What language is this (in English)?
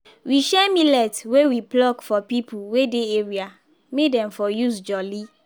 Nigerian Pidgin